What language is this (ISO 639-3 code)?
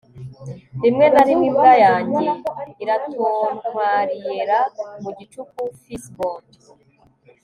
kin